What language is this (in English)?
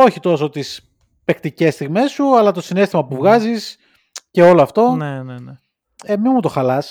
Greek